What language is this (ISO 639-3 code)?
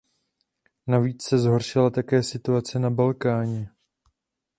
ces